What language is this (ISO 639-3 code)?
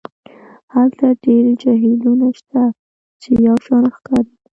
pus